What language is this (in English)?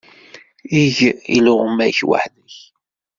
Kabyle